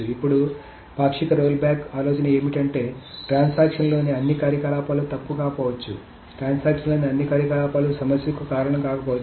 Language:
Telugu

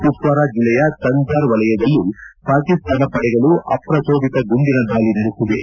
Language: Kannada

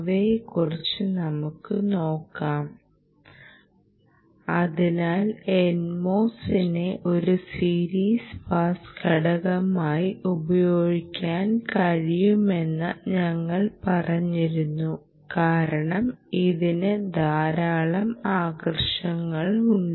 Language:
Malayalam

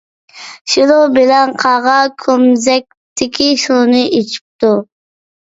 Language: Uyghur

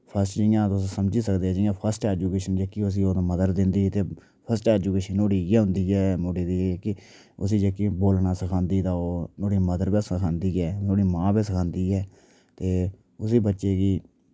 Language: Dogri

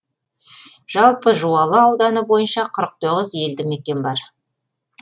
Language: Kazakh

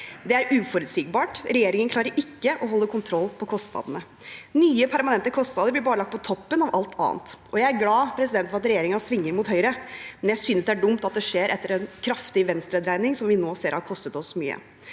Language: Norwegian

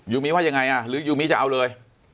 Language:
Thai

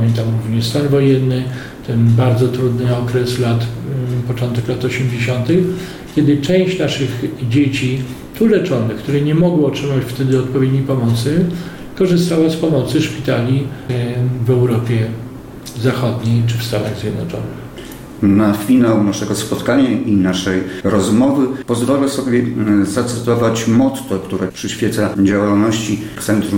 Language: Polish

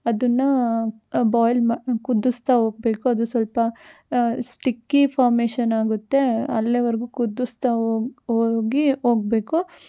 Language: Kannada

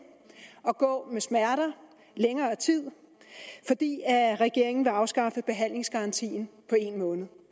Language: Danish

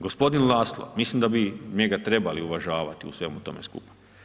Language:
Croatian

